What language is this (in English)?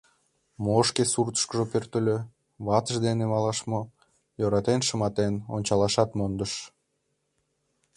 Mari